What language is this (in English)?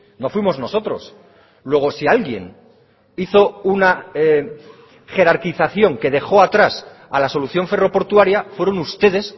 Spanish